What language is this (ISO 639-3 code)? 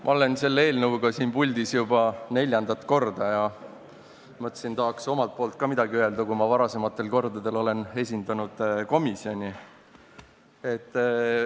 est